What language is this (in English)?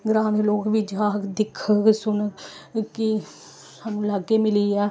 Dogri